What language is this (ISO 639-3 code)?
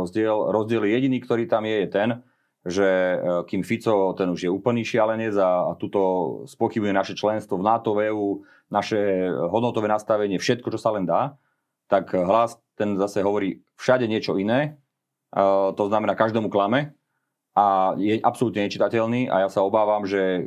slk